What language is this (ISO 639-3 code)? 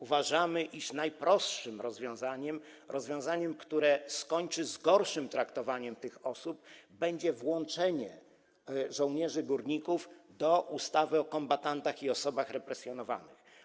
pol